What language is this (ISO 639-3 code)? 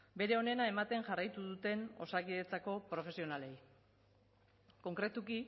eus